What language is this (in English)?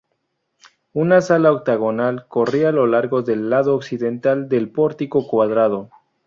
Spanish